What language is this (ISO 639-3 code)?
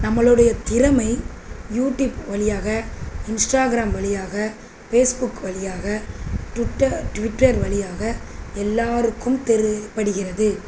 tam